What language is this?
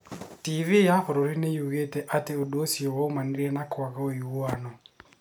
Kikuyu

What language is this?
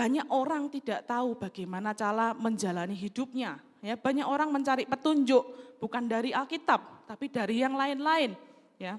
Indonesian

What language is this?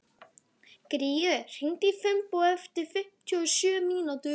Icelandic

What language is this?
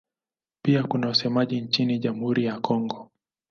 Swahili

